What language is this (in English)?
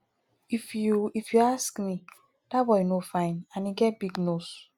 Nigerian Pidgin